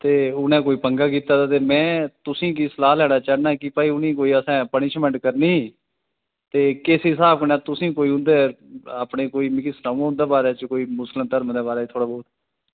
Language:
Dogri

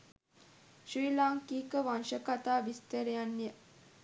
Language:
Sinhala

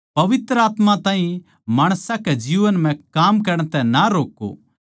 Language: Haryanvi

